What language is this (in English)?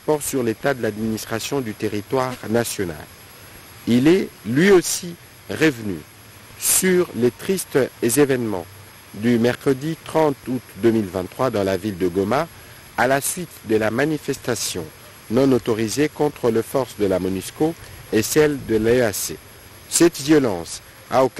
French